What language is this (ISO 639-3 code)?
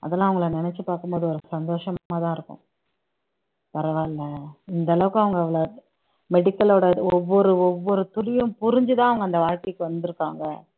tam